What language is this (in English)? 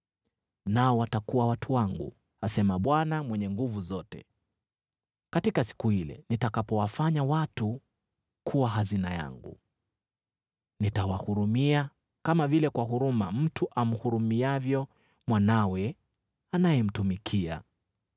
Swahili